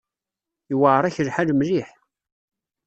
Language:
Kabyle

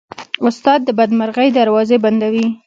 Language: Pashto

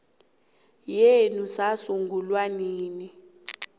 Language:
South Ndebele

